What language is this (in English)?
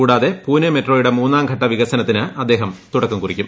Malayalam